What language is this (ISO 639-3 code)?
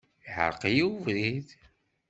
kab